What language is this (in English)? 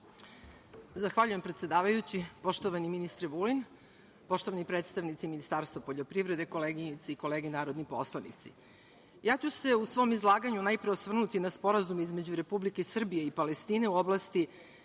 Serbian